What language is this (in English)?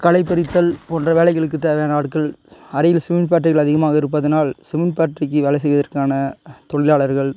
Tamil